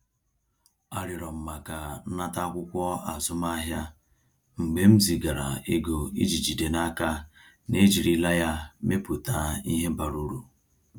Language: Igbo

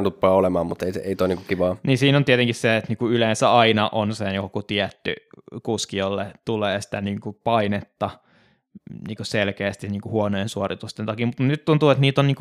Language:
Finnish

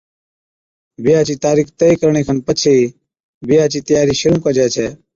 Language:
Od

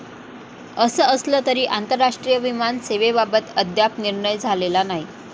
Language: Marathi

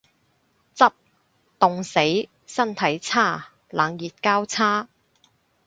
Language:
Cantonese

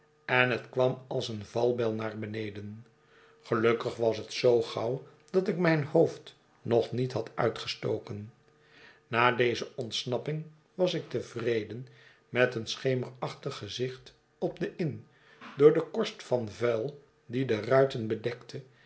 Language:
Dutch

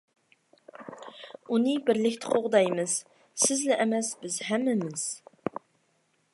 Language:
Uyghur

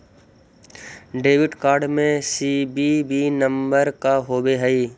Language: Magahi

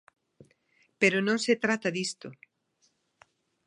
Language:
Galician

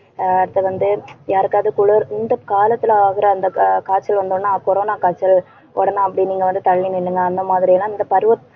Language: Tamil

